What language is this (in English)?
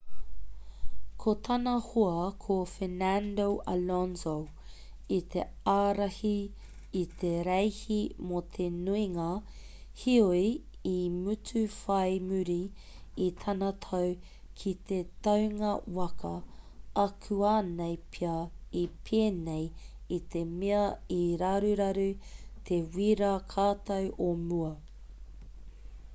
Māori